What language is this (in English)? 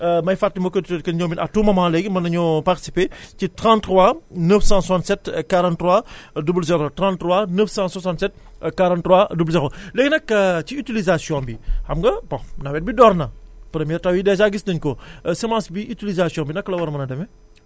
Wolof